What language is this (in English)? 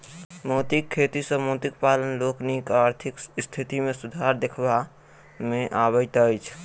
Maithili